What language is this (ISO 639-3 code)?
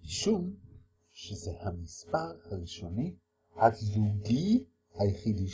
heb